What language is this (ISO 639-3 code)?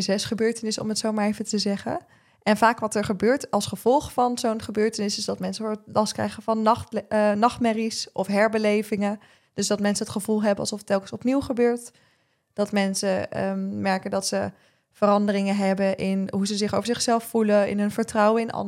nld